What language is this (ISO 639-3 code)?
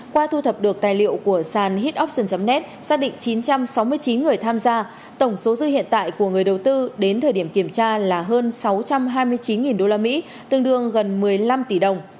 vie